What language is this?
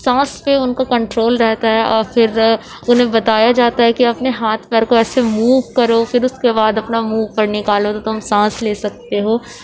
Urdu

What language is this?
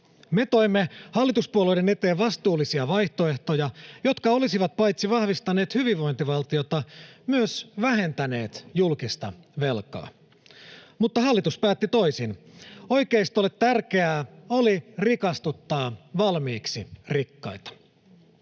Finnish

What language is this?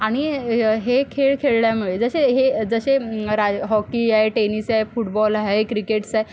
Marathi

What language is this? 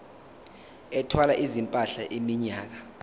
Zulu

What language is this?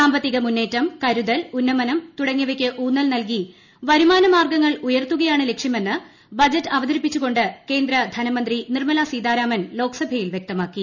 Malayalam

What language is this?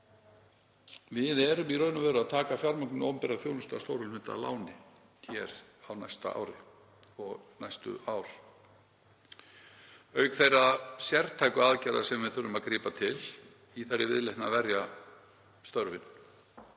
Icelandic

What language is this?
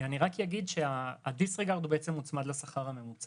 Hebrew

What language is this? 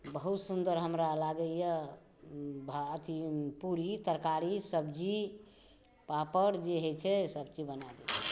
Maithili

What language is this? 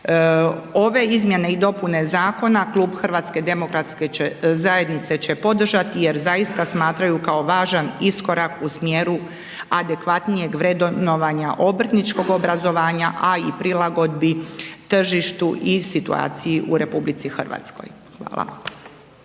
Croatian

